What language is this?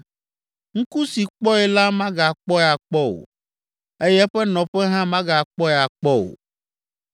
Ewe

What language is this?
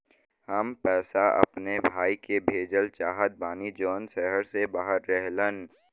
Bhojpuri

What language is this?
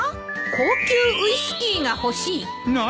Japanese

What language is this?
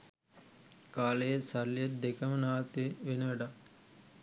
Sinhala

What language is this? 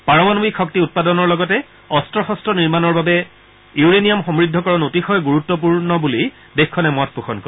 Assamese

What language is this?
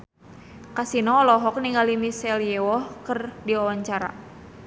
Sundanese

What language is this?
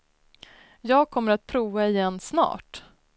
Swedish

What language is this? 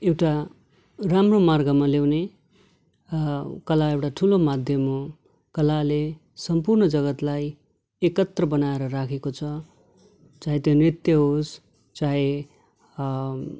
Nepali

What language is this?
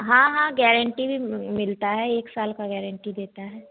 Hindi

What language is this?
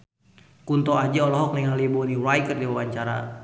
Sundanese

